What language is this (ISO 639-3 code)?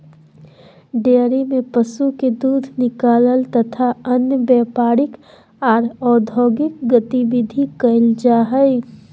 mag